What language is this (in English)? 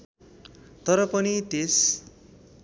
Nepali